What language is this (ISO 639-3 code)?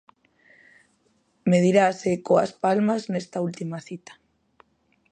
glg